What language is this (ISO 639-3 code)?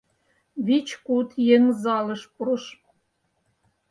chm